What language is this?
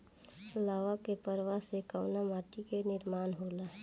Bhojpuri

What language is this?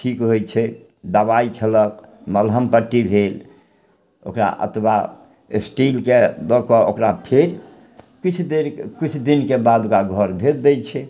Maithili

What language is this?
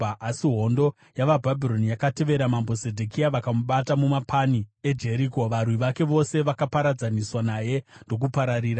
Shona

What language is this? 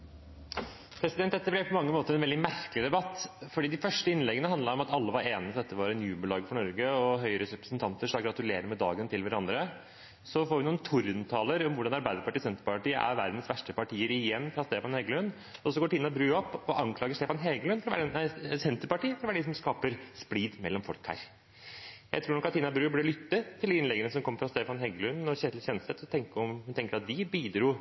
Norwegian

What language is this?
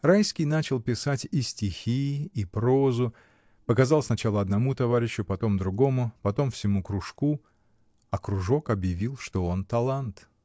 Russian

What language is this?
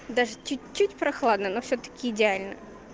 Russian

